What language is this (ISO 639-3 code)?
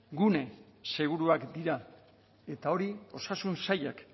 eus